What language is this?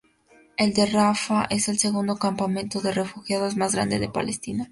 Spanish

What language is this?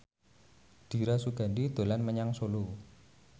Javanese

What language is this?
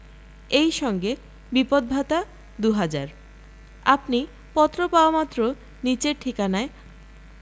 Bangla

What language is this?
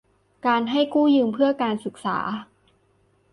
Thai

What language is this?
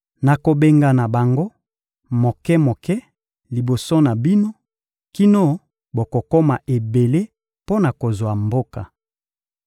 Lingala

